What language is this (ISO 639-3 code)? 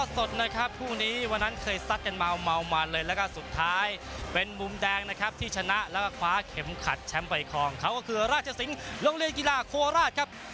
tha